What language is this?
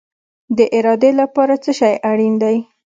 Pashto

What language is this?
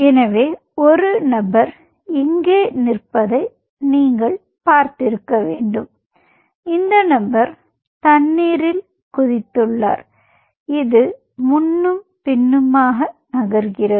Tamil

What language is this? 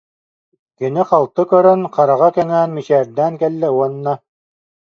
Yakut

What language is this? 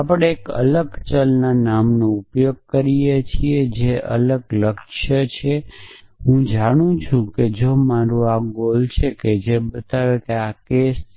Gujarati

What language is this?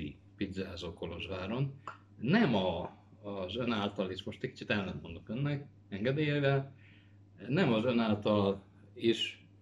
Hungarian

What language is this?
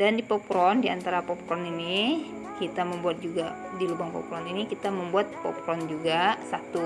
Indonesian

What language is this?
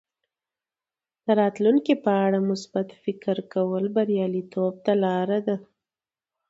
Pashto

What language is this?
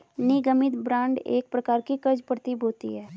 Hindi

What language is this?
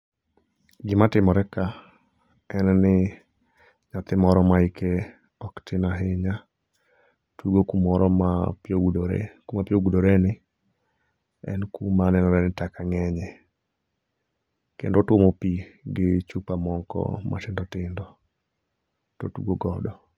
Luo (Kenya and Tanzania)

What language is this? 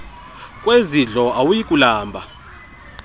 Xhosa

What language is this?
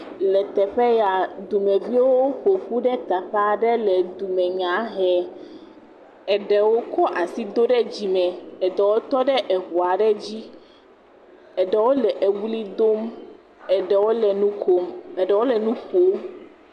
Ewe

